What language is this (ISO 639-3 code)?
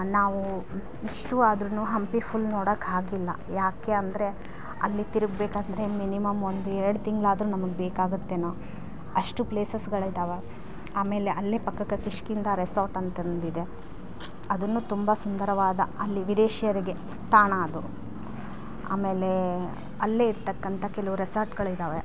kan